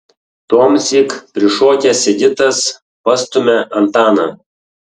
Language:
Lithuanian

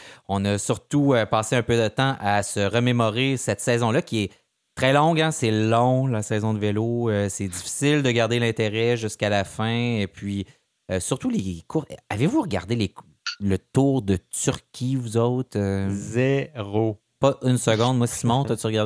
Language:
French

